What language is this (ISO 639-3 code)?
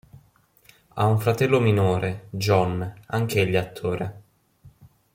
ita